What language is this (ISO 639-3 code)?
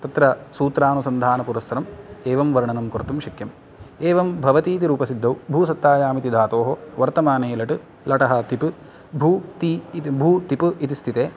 san